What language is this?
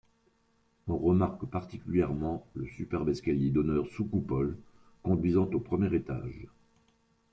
French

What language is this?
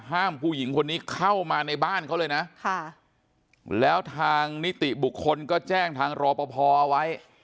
Thai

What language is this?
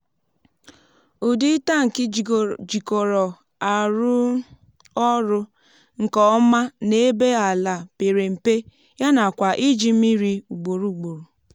Igbo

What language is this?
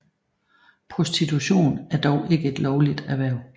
Danish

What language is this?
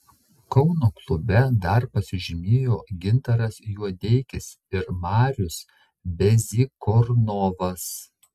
Lithuanian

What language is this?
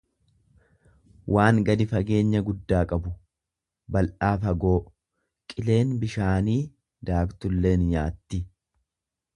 Oromo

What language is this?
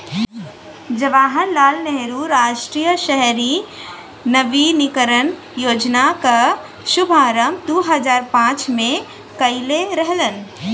Bhojpuri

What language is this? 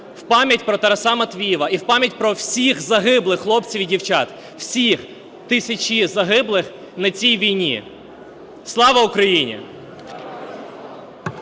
Ukrainian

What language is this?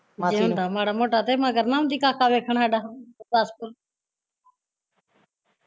Punjabi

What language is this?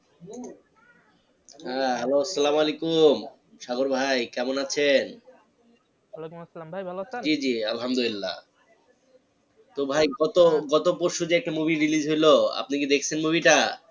Bangla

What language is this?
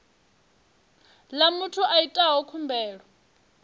Venda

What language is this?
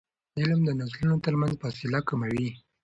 Pashto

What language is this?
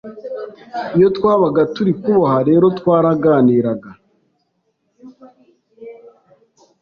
Kinyarwanda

